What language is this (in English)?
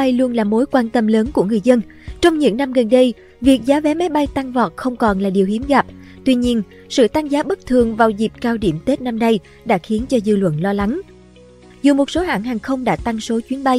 Vietnamese